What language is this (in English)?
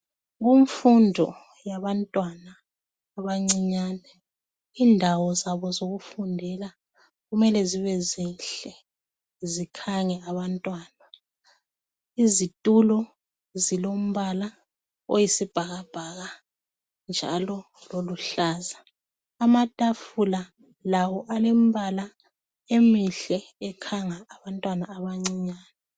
North Ndebele